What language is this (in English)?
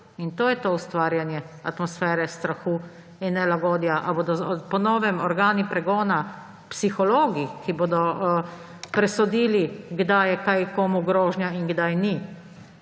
Slovenian